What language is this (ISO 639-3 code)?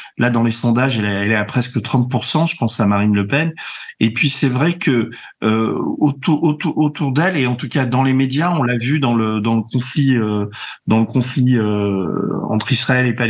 fra